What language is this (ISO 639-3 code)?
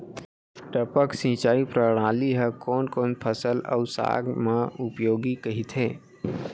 hne